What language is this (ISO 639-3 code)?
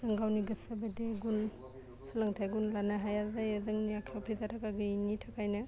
brx